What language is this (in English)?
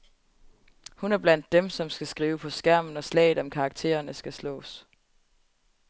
Danish